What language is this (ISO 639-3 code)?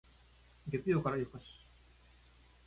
jpn